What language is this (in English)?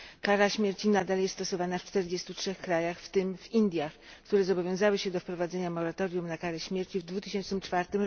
Polish